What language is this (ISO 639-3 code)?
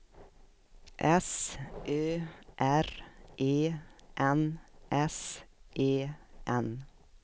swe